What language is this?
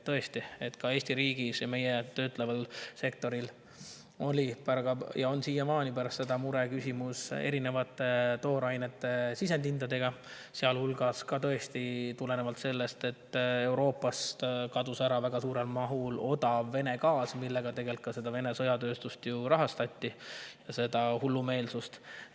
Estonian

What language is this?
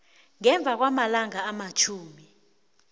South Ndebele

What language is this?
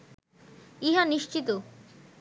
Bangla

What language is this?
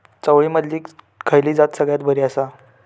Marathi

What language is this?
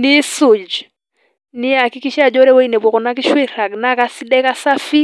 Masai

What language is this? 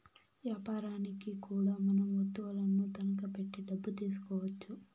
Telugu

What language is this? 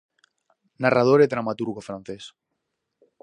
Galician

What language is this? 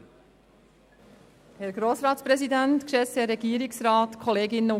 Swiss German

